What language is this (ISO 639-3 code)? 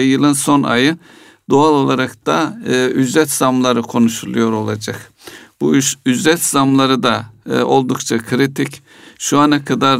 tur